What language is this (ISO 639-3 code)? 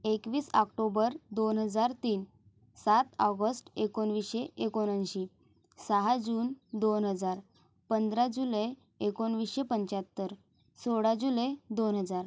mar